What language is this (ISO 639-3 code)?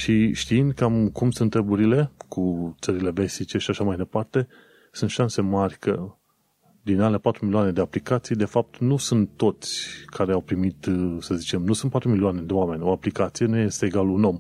ron